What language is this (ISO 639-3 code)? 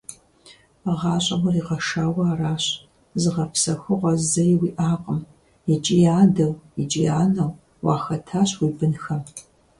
kbd